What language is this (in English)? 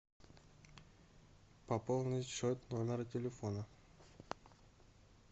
Russian